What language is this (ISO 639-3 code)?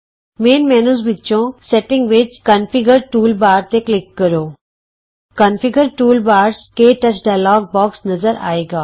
pan